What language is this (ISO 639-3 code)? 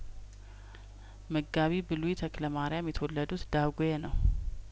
amh